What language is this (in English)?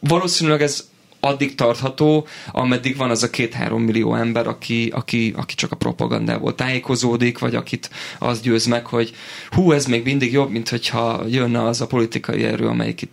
Hungarian